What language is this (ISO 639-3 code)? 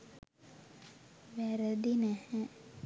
sin